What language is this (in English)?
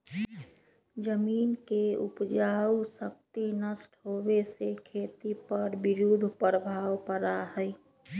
Magahi